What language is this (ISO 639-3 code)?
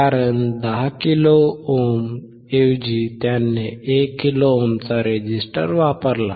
mar